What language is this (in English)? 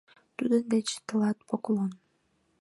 Mari